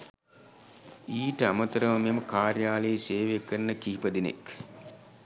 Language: Sinhala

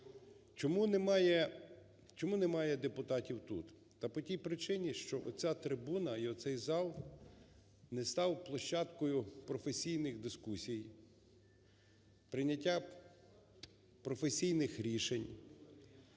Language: Ukrainian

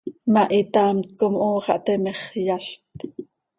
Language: Seri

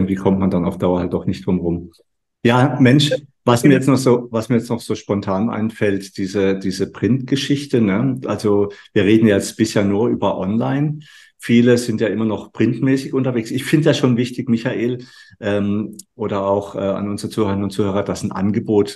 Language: German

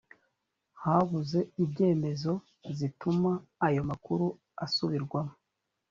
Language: Kinyarwanda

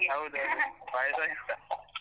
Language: Kannada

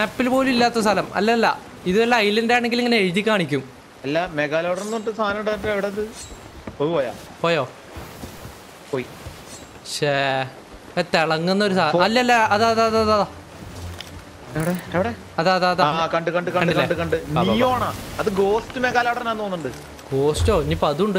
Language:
Malayalam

